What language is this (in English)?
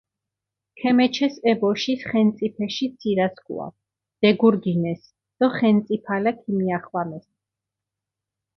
Mingrelian